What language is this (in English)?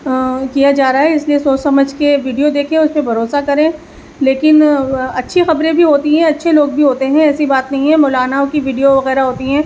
Urdu